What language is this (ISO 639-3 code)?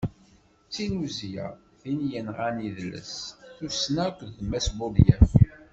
kab